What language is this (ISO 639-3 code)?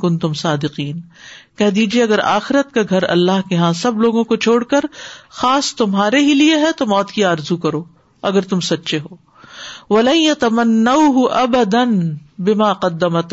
urd